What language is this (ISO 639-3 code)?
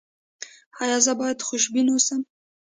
pus